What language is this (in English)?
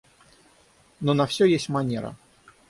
Russian